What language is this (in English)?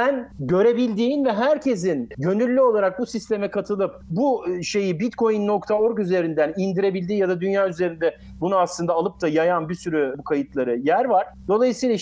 Turkish